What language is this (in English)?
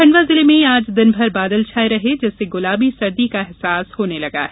Hindi